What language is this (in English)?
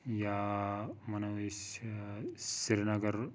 Kashmiri